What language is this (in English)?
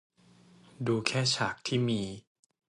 Thai